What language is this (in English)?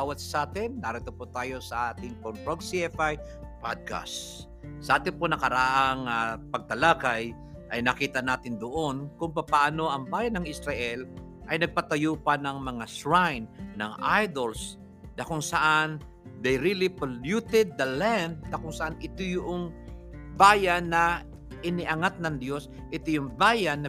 Filipino